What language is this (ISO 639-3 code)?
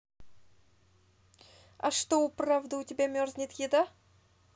rus